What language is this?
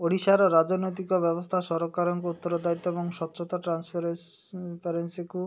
Odia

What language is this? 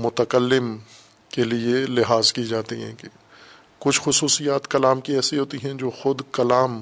Urdu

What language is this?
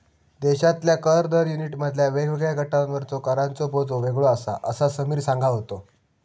Marathi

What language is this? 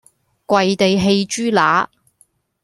Cantonese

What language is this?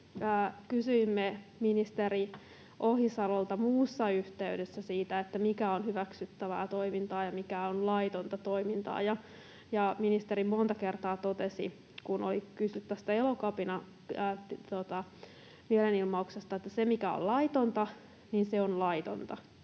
Finnish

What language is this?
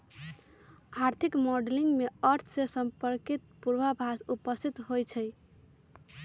Magahi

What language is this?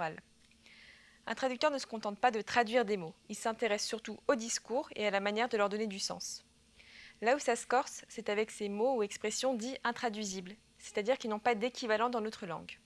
French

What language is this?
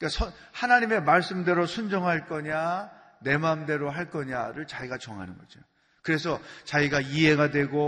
Korean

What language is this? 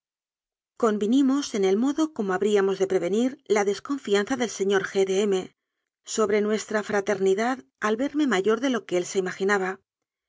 Spanish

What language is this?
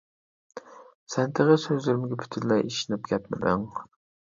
Uyghur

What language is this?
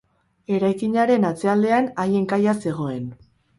Basque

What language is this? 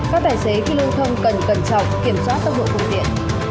Vietnamese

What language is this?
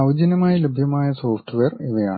Malayalam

